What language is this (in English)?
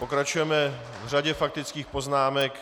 Czech